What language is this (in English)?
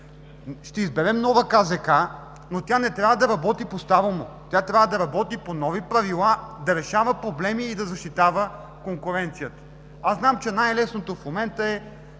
Bulgarian